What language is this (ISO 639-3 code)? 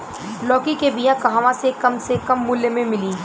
bho